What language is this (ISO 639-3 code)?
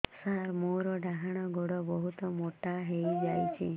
ori